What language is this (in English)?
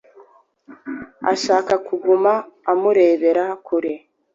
Kinyarwanda